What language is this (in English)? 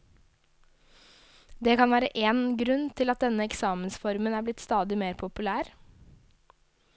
Norwegian